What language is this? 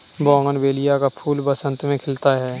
Hindi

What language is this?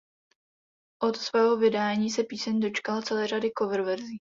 Czech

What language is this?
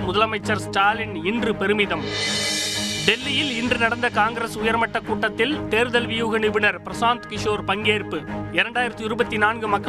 Tamil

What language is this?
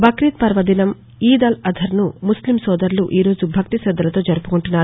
Telugu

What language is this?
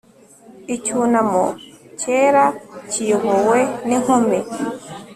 Kinyarwanda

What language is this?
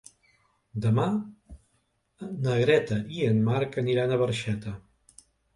Catalan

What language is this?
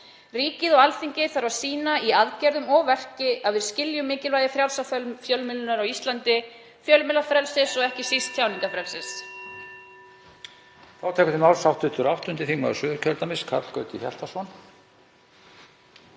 Icelandic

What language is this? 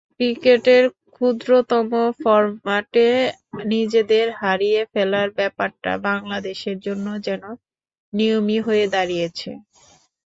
Bangla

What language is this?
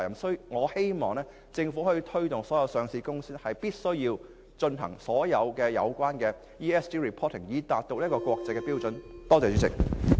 Cantonese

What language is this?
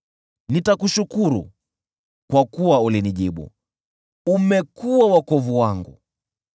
Swahili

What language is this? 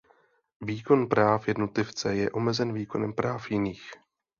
Czech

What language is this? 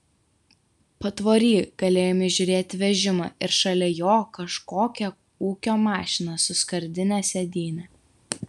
Lithuanian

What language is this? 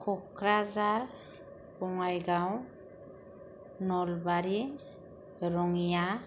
Bodo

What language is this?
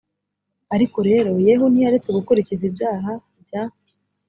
Kinyarwanda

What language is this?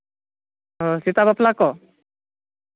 Santali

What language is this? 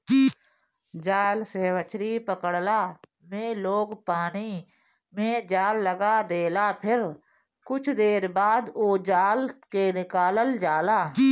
Bhojpuri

